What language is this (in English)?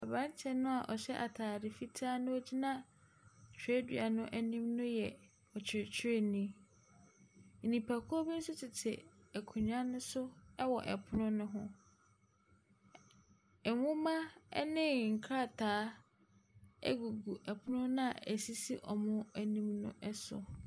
Akan